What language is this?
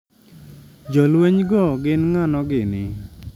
Luo (Kenya and Tanzania)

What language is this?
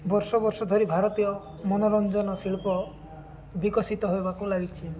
Odia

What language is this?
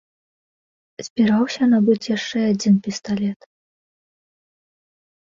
Belarusian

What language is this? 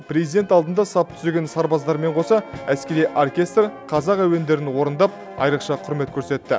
Kazakh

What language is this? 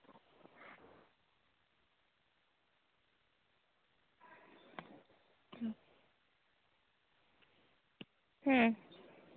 Santali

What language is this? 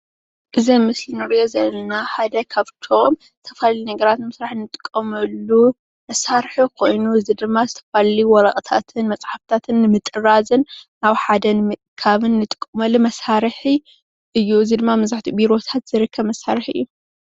Tigrinya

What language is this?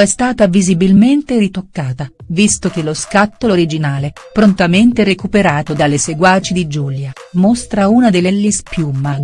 Italian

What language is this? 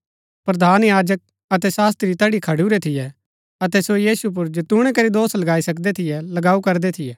Gaddi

